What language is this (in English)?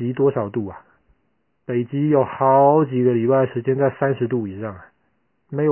Chinese